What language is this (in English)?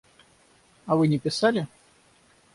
Russian